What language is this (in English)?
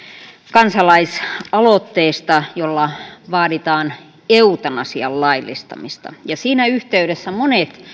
Finnish